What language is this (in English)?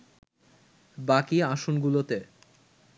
Bangla